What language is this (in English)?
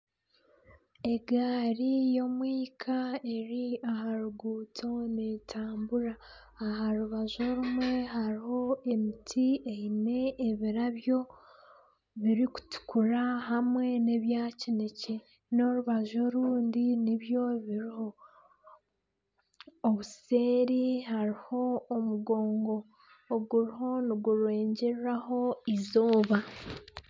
Nyankole